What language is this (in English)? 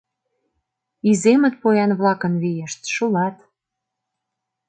Mari